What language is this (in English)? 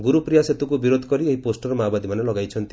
Odia